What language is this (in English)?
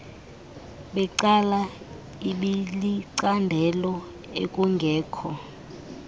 Xhosa